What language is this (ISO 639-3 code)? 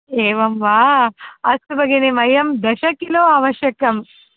san